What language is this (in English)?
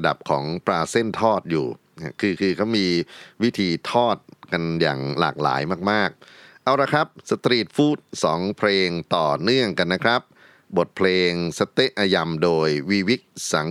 Thai